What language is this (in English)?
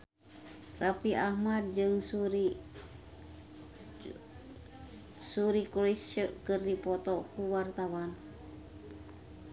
Sundanese